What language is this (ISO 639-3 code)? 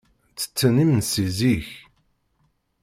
kab